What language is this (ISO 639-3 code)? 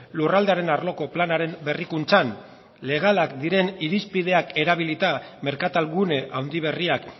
eus